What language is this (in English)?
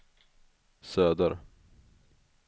Swedish